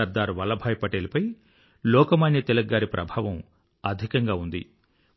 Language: Telugu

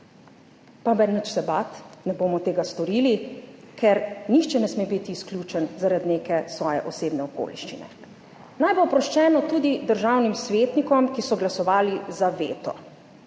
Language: Slovenian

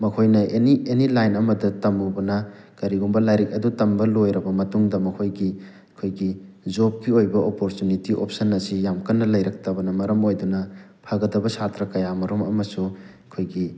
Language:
Manipuri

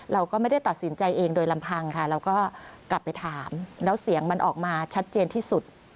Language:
Thai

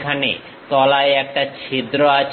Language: Bangla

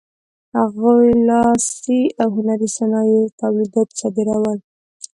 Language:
Pashto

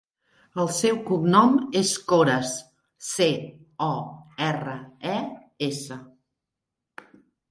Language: Catalan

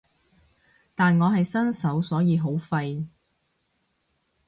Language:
Cantonese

